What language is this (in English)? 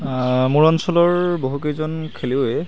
Assamese